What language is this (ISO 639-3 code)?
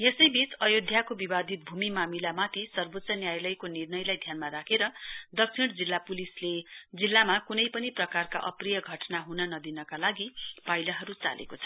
nep